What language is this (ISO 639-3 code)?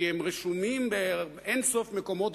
heb